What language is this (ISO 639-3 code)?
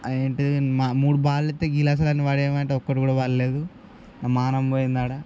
tel